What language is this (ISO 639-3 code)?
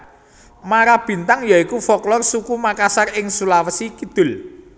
jav